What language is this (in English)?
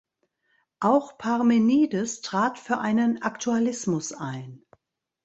German